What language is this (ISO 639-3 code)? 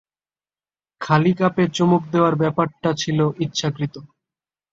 ben